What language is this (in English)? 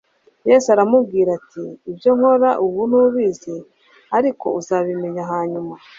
Kinyarwanda